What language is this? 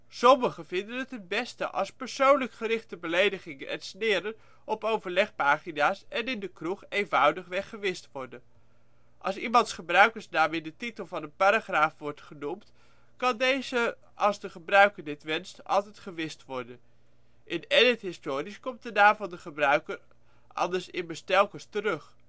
Dutch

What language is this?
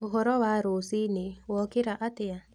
Kikuyu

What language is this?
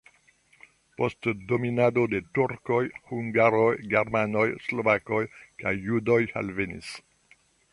Esperanto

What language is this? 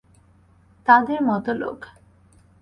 Bangla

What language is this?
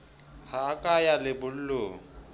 Southern Sotho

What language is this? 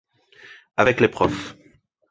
French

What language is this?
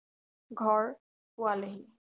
Assamese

